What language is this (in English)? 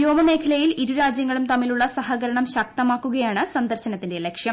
Malayalam